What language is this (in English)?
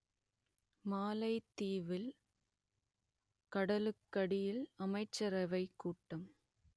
Tamil